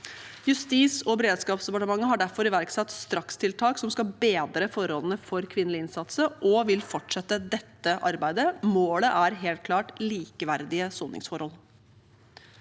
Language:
Norwegian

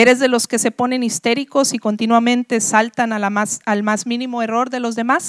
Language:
Spanish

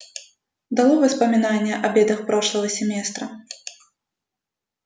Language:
Russian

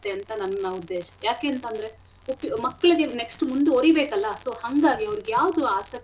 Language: Kannada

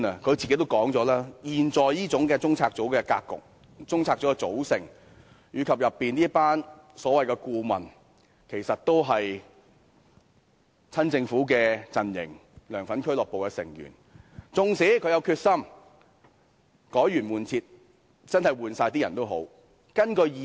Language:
Cantonese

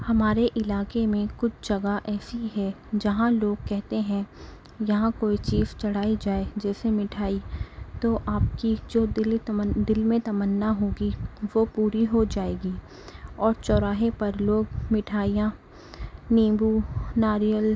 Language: Urdu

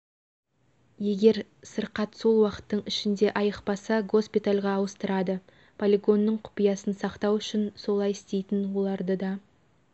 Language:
Kazakh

